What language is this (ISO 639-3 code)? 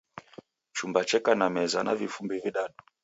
dav